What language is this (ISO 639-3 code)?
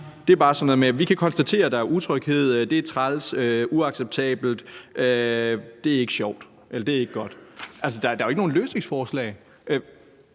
dan